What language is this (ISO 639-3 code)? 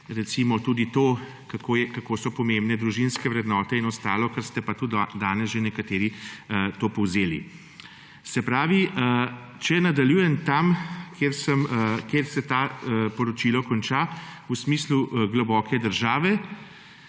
slv